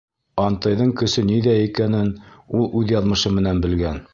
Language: Bashkir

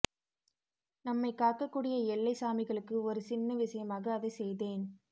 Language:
Tamil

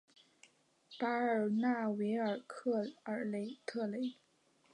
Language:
Chinese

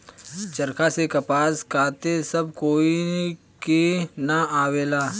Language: Bhojpuri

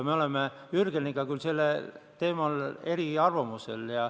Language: Estonian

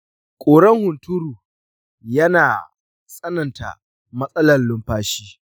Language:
Hausa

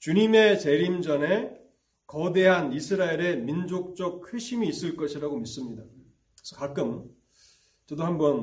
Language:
Korean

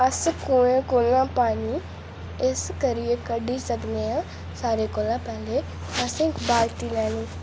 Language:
Dogri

